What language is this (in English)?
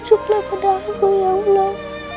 Indonesian